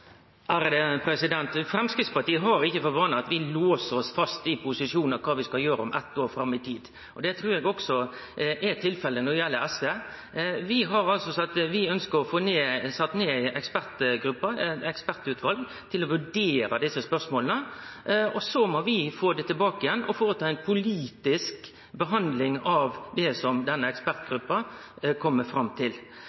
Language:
Norwegian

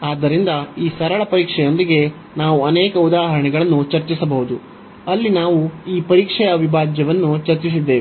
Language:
Kannada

